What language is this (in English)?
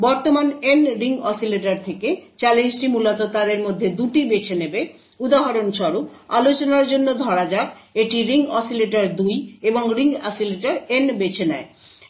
Bangla